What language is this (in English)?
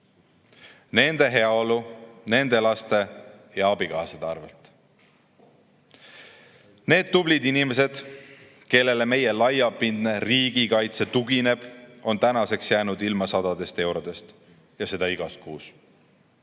Estonian